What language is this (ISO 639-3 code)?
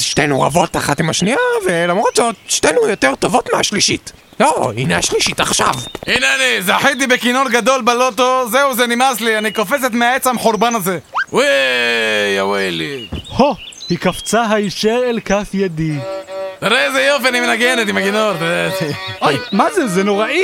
heb